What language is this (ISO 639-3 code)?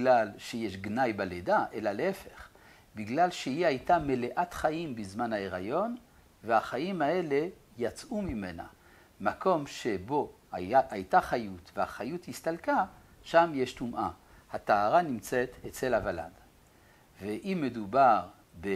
heb